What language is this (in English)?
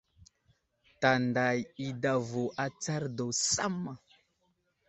Wuzlam